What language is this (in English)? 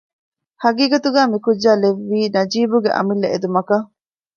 Divehi